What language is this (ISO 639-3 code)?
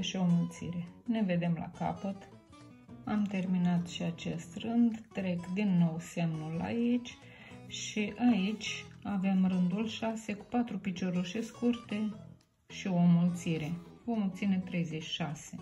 ron